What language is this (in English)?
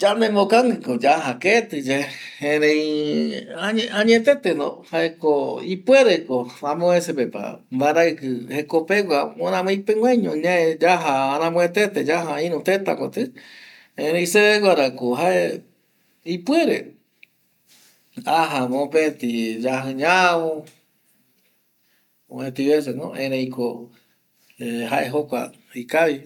Eastern Bolivian Guaraní